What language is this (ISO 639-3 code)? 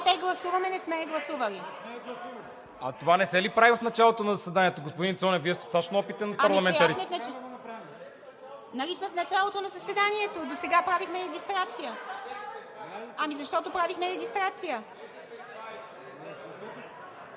bul